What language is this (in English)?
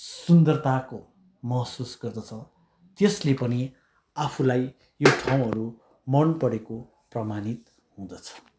Nepali